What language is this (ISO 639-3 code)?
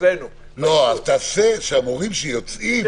heb